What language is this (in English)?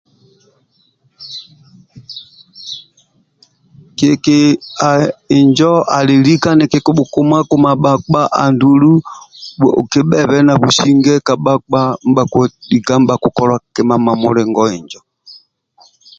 Amba (Uganda)